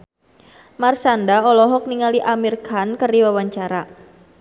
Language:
Sundanese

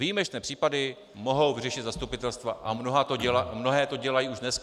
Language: Czech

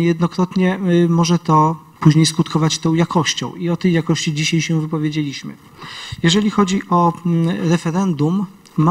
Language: Polish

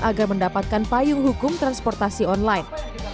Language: Indonesian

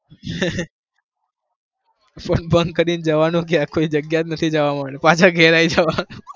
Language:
Gujarati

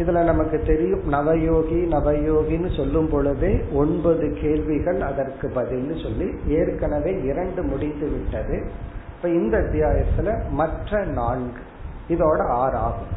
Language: Tamil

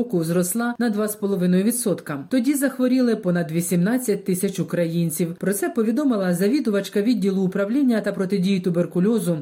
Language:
Ukrainian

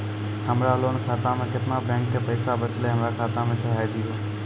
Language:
Maithili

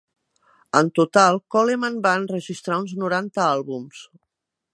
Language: Catalan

